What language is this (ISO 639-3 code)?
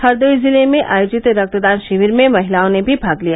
hin